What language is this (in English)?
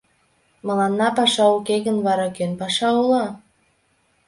Mari